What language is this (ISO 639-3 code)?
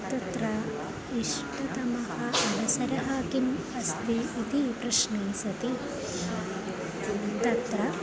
san